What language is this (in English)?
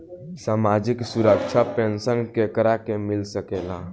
Bhojpuri